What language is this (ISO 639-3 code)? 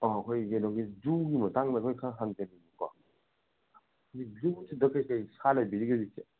mni